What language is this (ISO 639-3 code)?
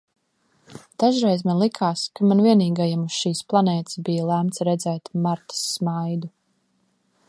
lav